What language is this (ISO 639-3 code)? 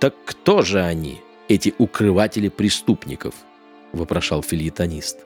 rus